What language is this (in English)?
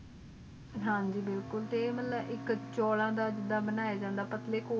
Punjabi